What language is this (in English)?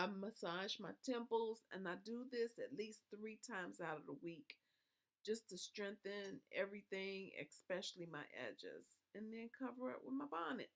English